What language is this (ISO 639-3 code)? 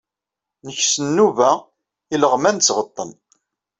kab